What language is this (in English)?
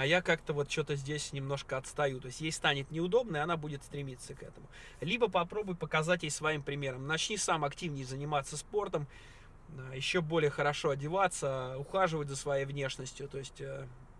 Russian